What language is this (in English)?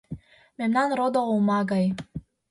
Mari